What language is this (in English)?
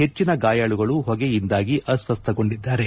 Kannada